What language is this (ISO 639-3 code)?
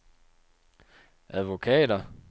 dan